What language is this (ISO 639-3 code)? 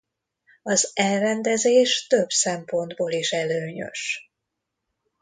hun